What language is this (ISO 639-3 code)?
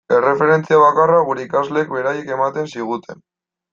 eus